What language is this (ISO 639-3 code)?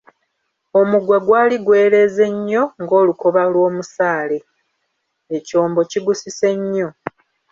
lug